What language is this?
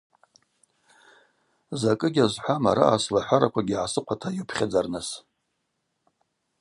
Abaza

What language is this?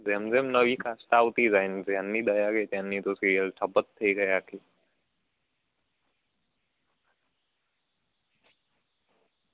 Gujarati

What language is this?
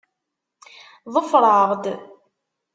Kabyle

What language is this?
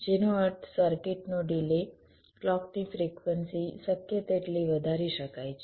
Gujarati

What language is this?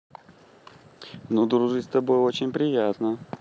Russian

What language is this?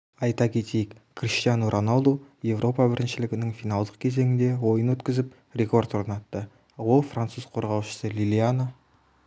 Kazakh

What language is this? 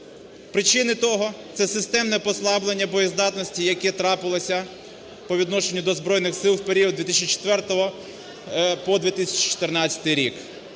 Ukrainian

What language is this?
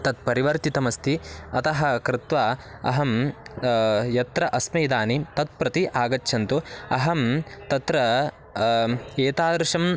Sanskrit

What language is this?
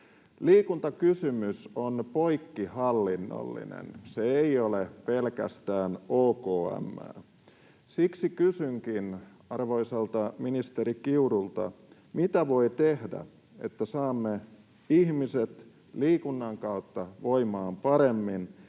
Finnish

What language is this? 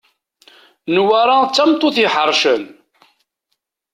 Kabyle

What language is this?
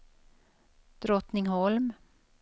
Swedish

